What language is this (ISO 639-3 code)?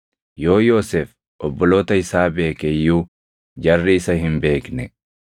orm